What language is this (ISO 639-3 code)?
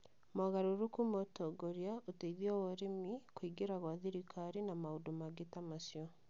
kik